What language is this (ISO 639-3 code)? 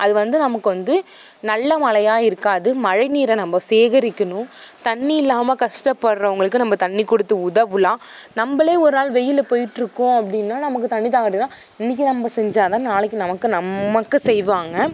tam